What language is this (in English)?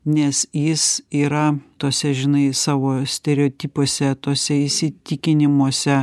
Lithuanian